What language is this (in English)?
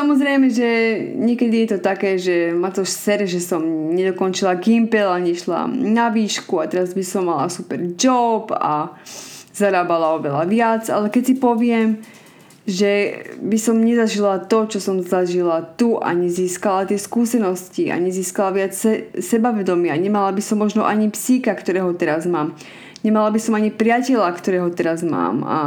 Slovak